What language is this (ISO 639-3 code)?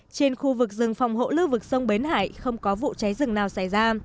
vie